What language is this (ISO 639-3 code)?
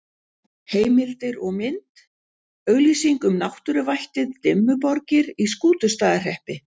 isl